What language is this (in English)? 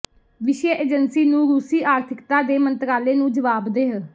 Punjabi